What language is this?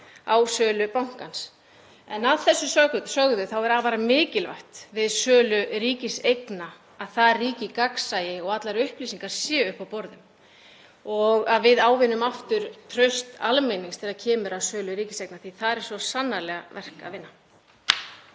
Icelandic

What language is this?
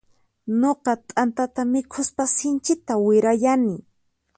Puno Quechua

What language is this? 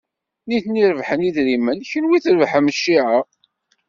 Kabyle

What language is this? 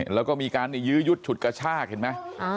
Thai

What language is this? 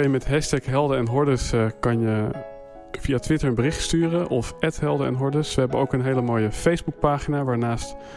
Dutch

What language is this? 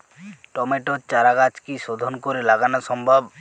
Bangla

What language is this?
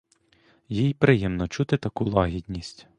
Ukrainian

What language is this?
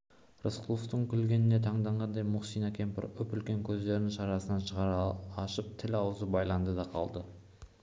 Kazakh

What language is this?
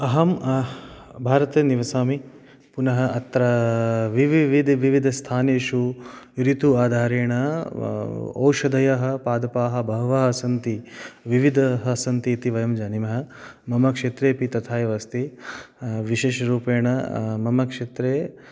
Sanskrit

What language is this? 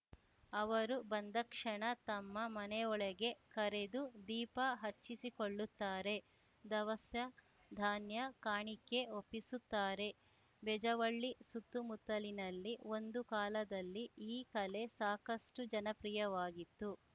Kannada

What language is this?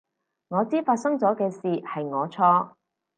Cantonese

